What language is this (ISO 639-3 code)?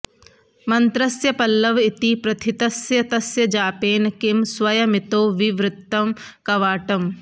san